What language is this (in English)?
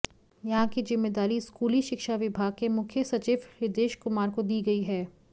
Hindi